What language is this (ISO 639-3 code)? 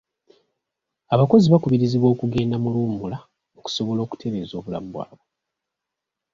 lug